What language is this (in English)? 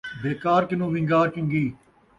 Saraiki